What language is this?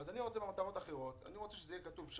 Hebrew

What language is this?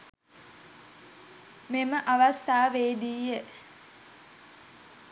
Sinhala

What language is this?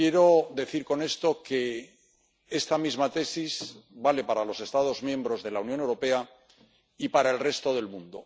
Spanish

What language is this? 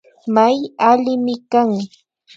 Imbabura Highland Quichua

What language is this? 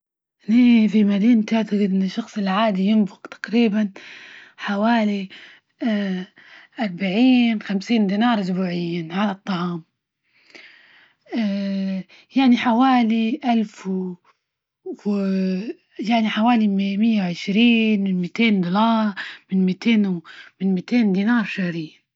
Libyan Arabic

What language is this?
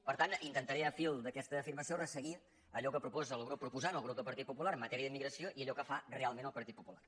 Catalan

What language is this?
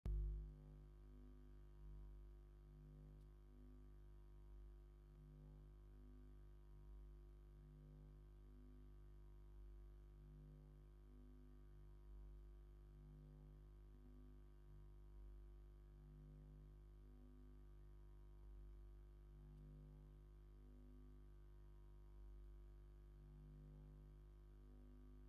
Tigrinya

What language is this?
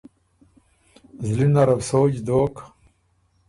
Ormuri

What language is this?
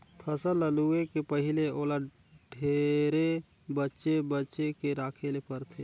Chhattisgarhi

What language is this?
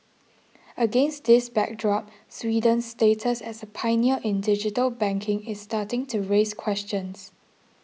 English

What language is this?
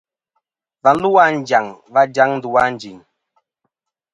Kom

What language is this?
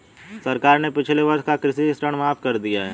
Hindi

